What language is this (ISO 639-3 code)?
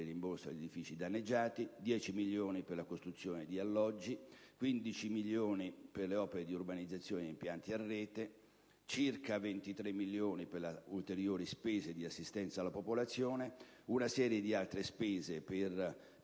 ita